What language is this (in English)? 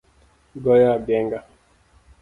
Luo (Kenya and Tanzania)